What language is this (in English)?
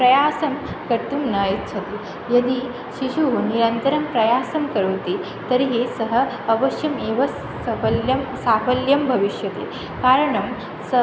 Sanskrit